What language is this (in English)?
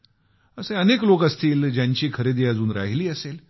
Marathi